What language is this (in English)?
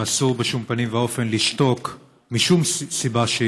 Hebrew